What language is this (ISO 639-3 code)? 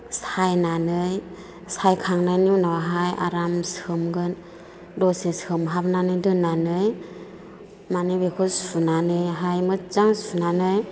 brx